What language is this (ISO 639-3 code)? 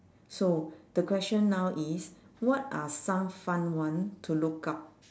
eng